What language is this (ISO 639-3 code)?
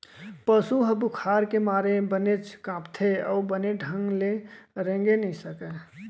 hne